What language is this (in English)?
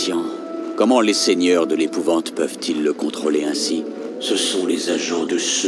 French